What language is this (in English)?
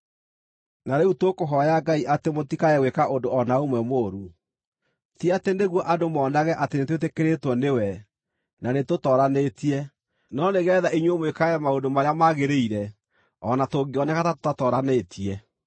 Kikuyu